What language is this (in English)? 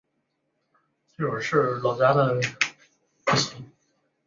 Chinese